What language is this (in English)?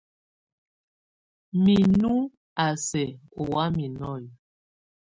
Tunen